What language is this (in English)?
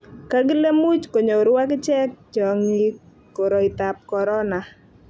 Kalenjin